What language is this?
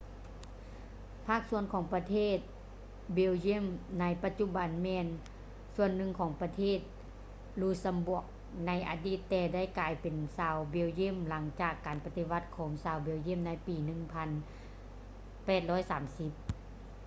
Lao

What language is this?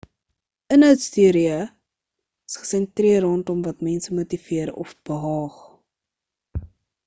Afrikaans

